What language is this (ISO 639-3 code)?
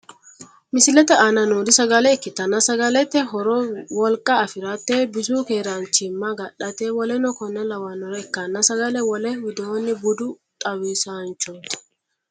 sid